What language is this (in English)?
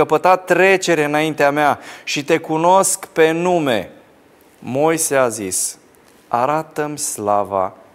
Romanian